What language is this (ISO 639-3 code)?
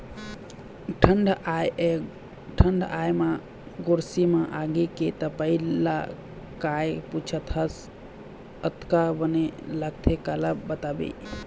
hne